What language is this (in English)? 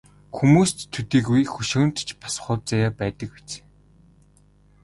Mongolian